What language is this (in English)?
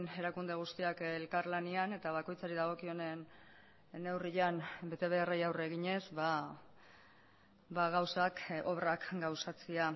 Basque